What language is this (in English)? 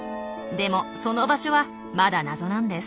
Japanese